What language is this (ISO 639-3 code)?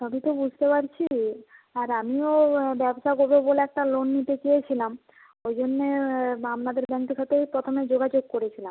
ben